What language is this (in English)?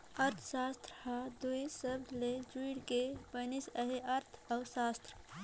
Chhattisgarhi